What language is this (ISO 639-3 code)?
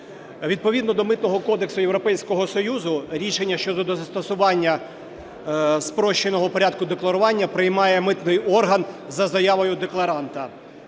ukr